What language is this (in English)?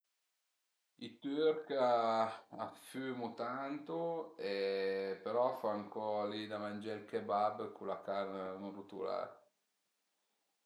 Piedmontese